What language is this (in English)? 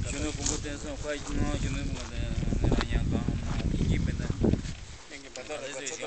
Turkish